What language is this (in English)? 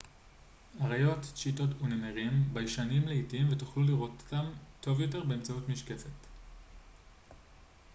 Hebrew